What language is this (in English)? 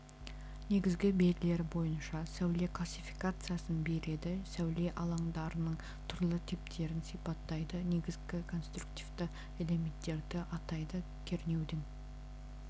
Kazakh